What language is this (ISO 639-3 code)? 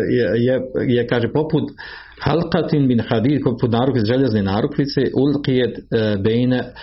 hrv